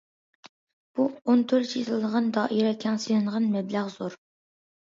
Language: Uyghur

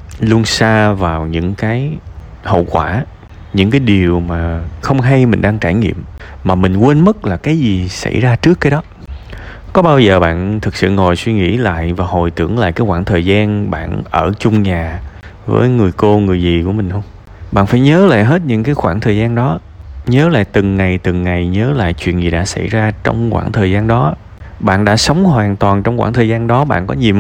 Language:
Vietnamese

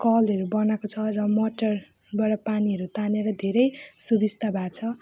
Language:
Nepali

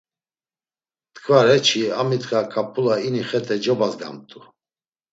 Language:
Laz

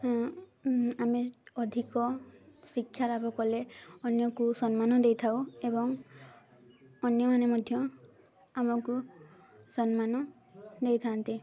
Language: Odia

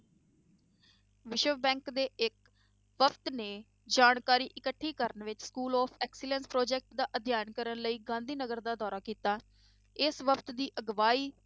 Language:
Punjabi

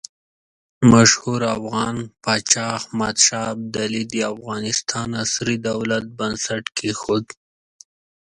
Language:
Pashto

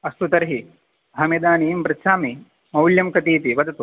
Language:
Sanskrit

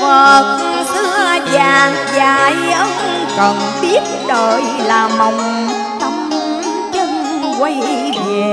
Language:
Vietnamese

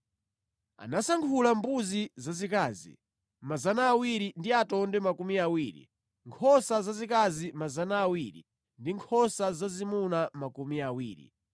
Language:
Nyanja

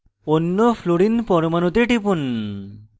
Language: Bangla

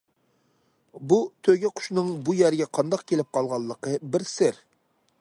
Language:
Uyghur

